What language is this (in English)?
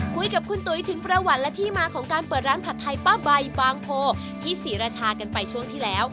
Thai